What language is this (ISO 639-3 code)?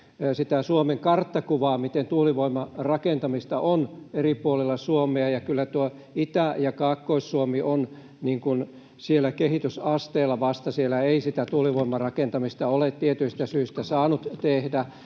fin